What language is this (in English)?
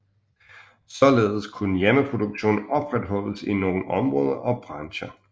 Danish